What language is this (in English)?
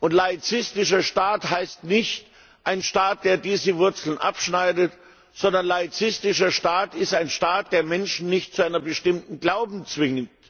German